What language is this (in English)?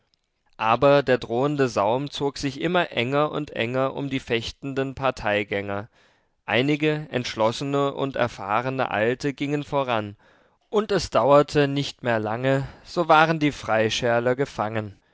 German